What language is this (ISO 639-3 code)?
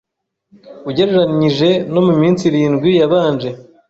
kin